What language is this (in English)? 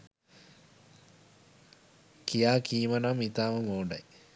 Sinhala